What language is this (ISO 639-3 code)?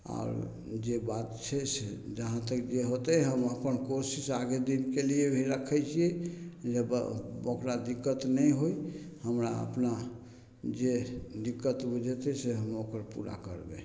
mai